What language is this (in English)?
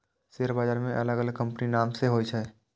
Maithili